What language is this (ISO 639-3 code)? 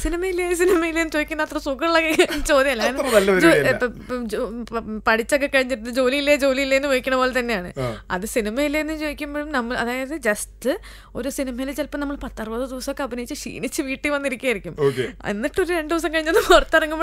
mal